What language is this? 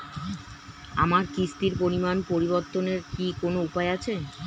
Bangla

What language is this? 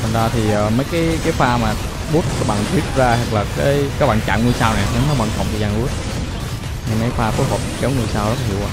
Vietnamese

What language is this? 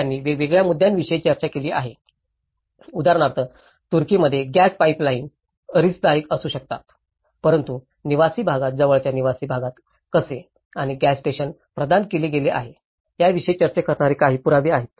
Marathi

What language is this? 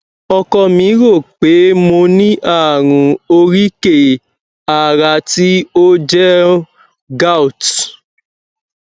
Yoruba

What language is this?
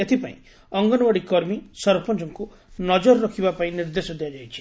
Odia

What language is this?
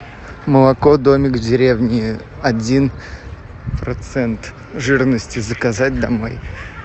Russian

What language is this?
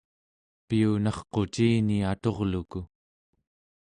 Central Yupik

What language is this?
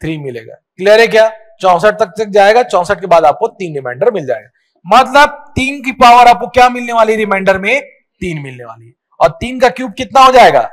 Hindi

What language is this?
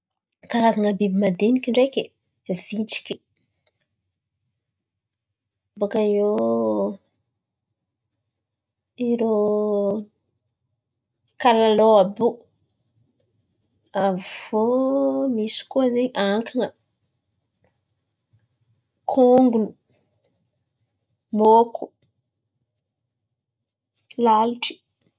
Antankarana Malagasy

